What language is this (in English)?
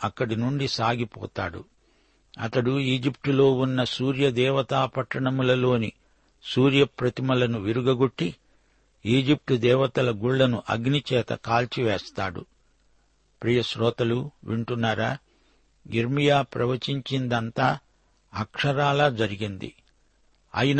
Telugu